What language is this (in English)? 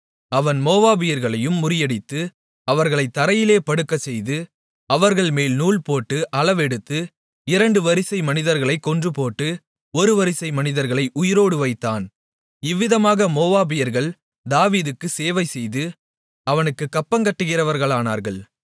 Tamil